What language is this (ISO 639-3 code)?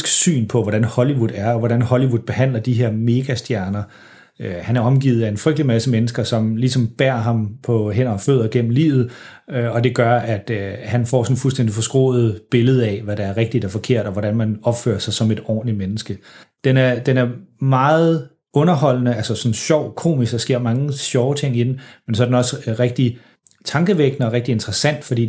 dan